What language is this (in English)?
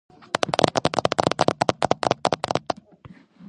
Georgian